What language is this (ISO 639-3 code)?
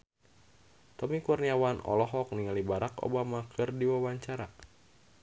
sun